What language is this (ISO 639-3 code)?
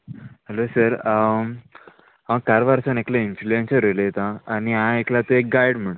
kok